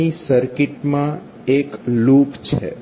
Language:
Gujarati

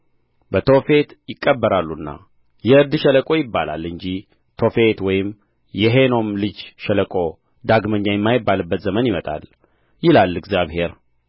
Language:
Amharic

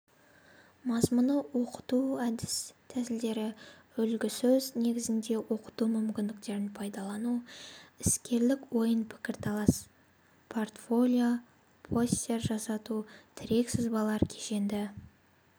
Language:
Kazakh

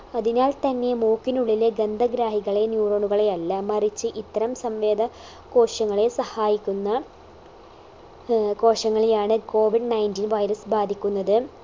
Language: Malayalam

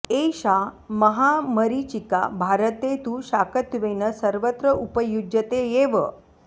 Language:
Sanskrit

